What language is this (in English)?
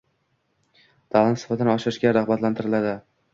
Uzbek